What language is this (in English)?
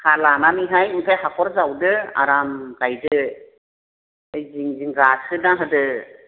Bodo